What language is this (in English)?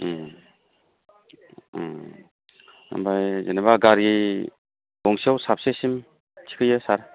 Bodo